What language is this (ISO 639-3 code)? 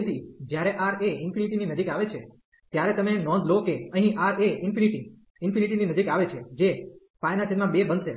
guj